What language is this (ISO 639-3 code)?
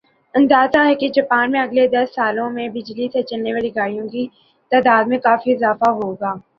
urd